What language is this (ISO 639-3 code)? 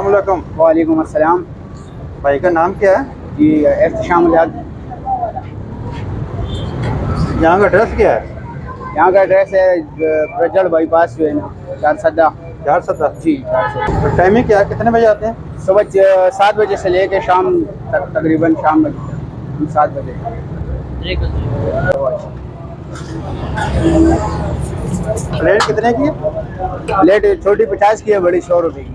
ara